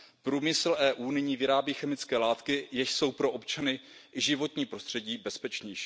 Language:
Czech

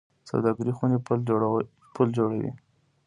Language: Pashto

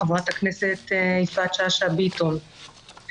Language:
Hebrew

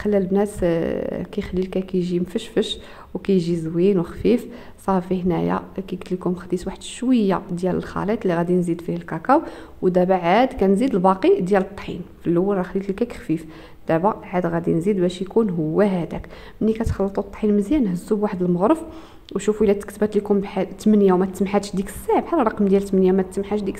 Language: Arabic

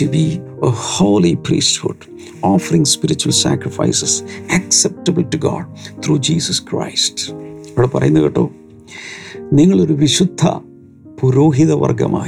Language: Malayalam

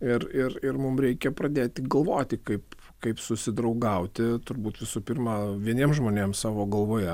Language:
Lithuanian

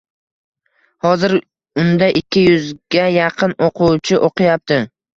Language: Uzbek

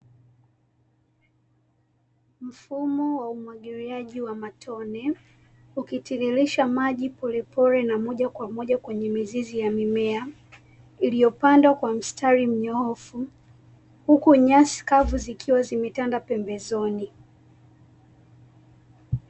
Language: Swahili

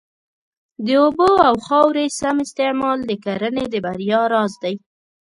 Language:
Pashto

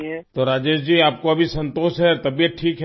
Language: Urdu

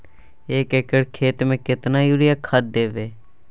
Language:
Maithili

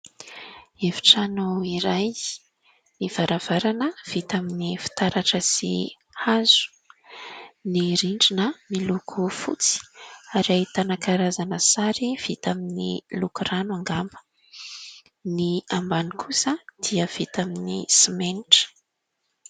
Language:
Malagasy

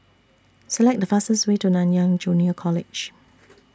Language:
English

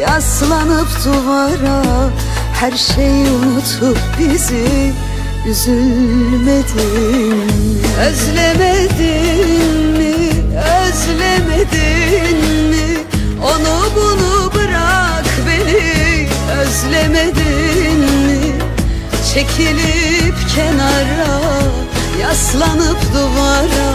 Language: Turkish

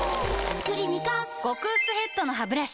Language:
Japanese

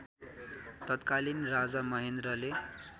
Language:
Nepali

